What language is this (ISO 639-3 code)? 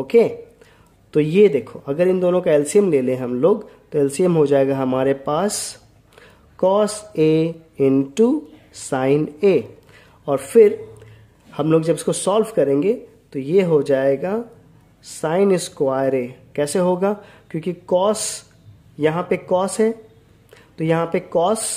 hin